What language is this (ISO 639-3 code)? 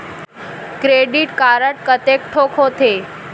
hne